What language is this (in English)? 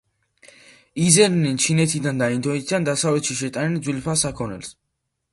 Georgian